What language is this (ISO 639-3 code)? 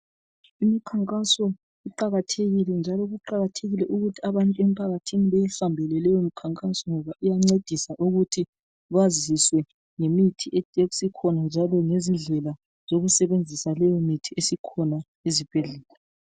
nde